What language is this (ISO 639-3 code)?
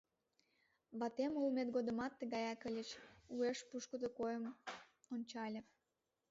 chm